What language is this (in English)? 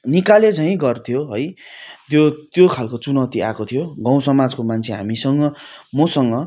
Nepali